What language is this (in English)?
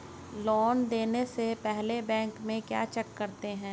Hindi